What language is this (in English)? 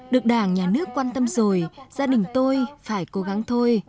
Vietnamese